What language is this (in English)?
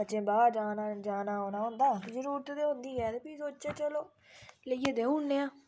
Dogri